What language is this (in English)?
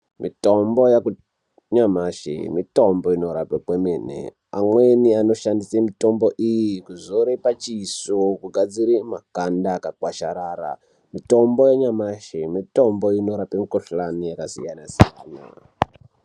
Ndau